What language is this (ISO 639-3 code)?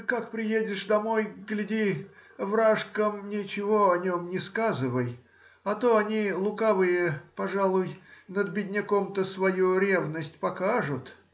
rus